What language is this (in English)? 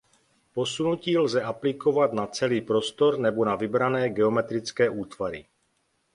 Czech